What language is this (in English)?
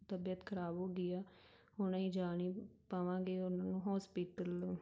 Punjabi